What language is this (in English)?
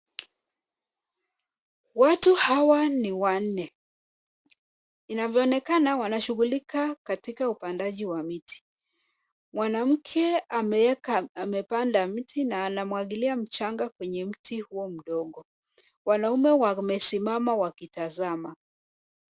Swahili